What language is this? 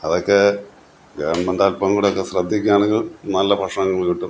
Malayalam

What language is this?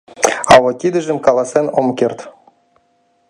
Mari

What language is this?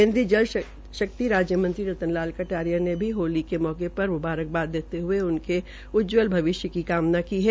Hindi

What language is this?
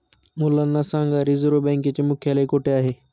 Marathi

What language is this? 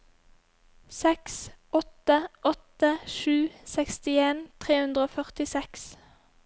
Norwegian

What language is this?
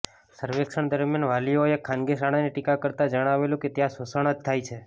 Gujarati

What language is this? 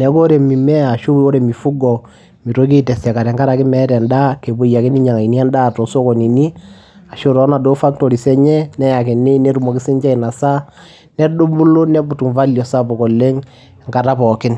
Masai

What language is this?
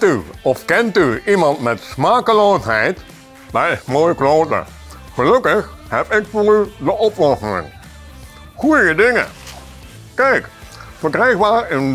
Dutch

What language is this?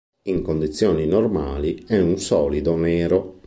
Italian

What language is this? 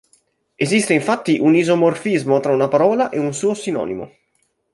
Italian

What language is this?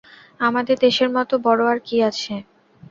Bangla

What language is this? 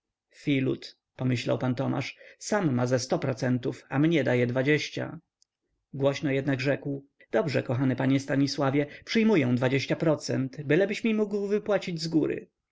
Polish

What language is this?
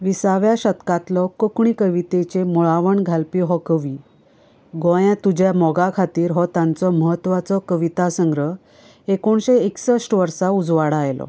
Konkani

